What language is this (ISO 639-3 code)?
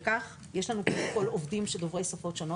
heb